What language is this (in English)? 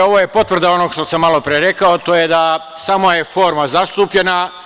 Serbian